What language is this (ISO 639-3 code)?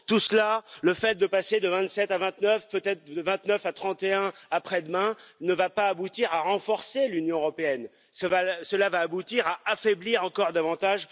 fra